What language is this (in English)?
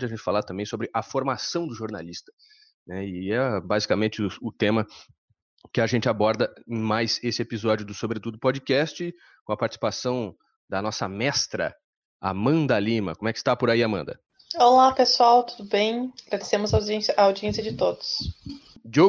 Portuguese